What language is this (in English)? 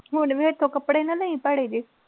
Punjabi